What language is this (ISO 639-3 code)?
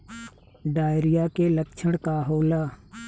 bho